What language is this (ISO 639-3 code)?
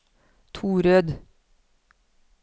nor